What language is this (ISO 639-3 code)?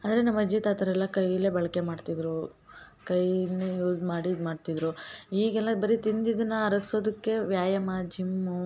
kan